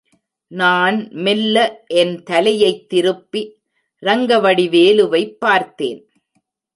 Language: Tamil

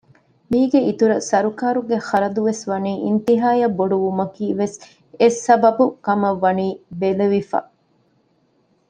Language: Divehi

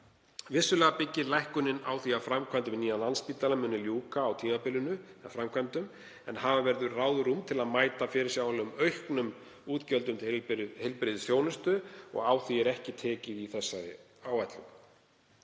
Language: Icelandic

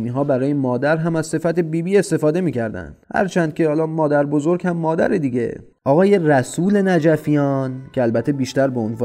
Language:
Persian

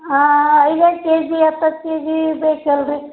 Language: Kannada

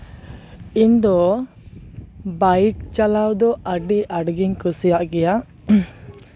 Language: Santali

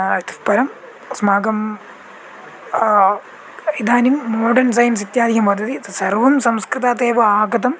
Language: Sanskrit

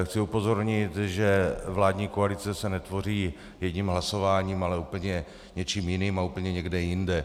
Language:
Czech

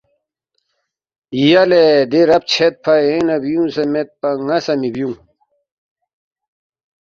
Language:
Balti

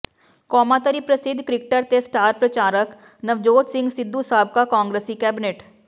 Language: Punjabi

